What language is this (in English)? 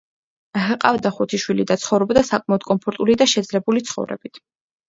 Georgian